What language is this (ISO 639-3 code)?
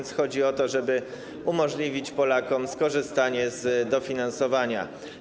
pol